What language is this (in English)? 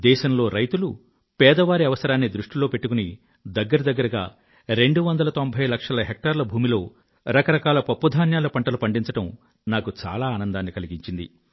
Telugu